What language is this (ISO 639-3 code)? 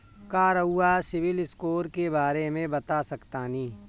bho